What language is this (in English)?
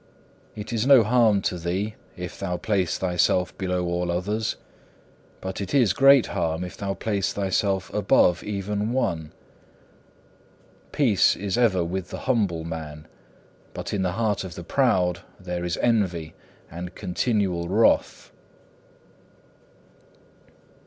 English